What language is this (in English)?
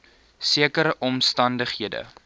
Afrikaans